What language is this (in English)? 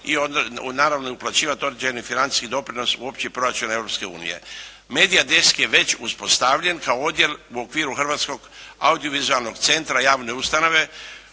Croatian